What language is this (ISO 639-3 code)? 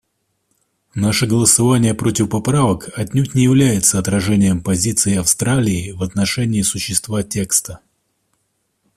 rus